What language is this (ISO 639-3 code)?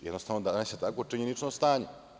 srp